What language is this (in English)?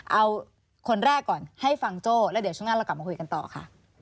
Thai